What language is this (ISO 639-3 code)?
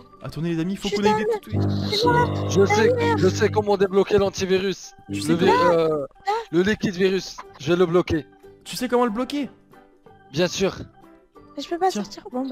fra